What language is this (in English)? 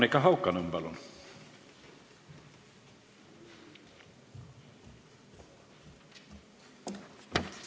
Estonian